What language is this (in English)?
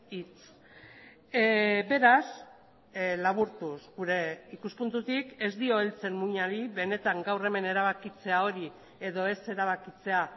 Basque